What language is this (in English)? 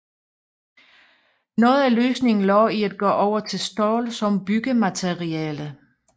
Danish